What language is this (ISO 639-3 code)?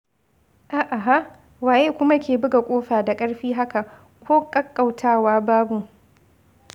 hau